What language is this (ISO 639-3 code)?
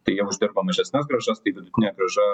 lit